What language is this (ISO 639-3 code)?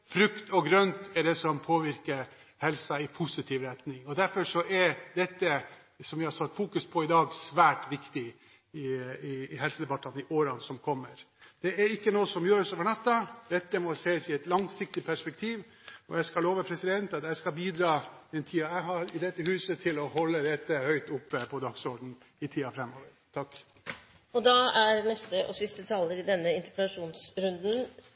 nob